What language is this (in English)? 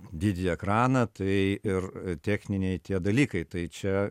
Lithuanian